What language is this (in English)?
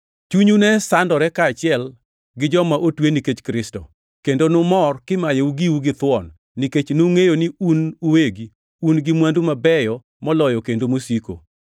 Luo (Kenya and Tanzania)